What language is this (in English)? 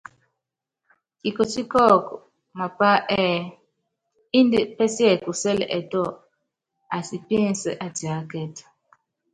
Yangben